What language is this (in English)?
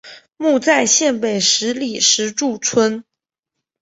Chinese